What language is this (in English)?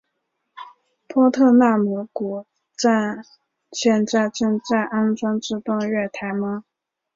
Chinese